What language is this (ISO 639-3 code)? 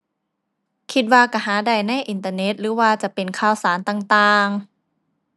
tha